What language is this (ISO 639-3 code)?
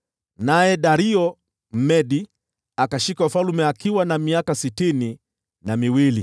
swa